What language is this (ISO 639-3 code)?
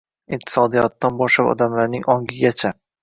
uzb